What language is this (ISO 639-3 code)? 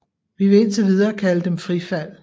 dan